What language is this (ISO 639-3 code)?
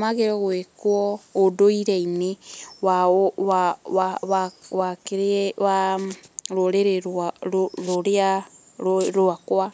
kik